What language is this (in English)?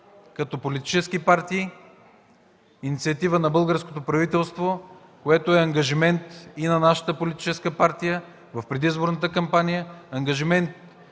Bulgarian